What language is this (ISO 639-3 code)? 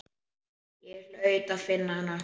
isl